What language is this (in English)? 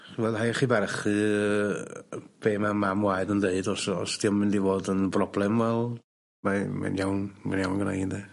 Welsh